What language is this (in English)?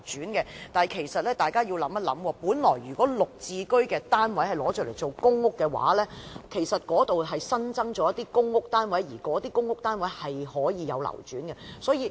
Cantonese